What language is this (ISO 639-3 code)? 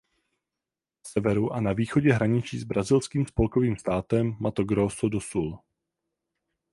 ces